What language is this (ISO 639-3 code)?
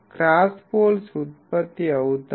tel